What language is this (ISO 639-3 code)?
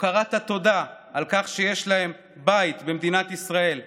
heb